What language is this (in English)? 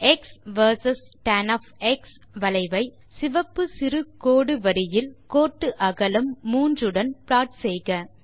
Tamil